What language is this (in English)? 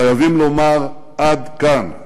Hebrew